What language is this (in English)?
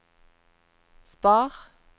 Norwegian